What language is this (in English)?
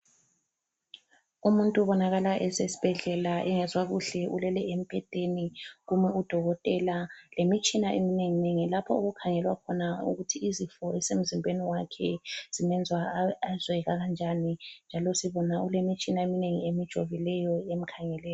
North Ndebele